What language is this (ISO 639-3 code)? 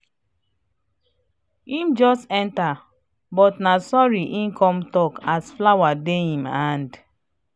pcm